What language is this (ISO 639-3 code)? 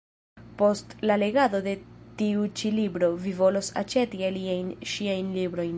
epo